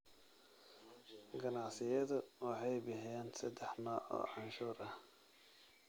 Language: Somali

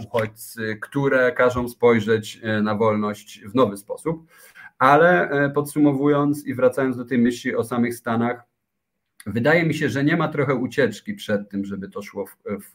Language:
Polish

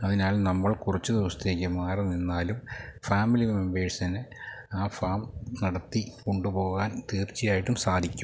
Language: Malayalam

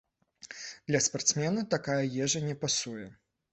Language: Belarusian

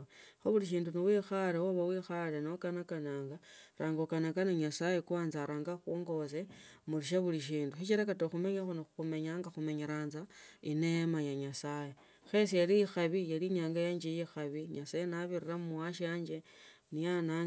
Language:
Tsotso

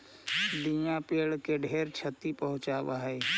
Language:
Magahi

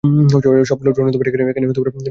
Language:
Bangla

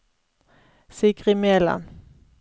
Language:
Norwegian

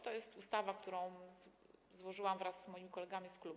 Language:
Polish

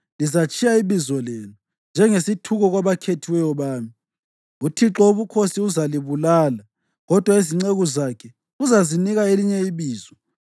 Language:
North Ndebele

